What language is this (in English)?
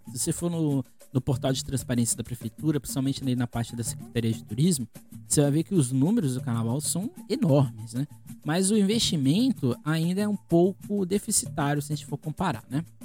Portuguese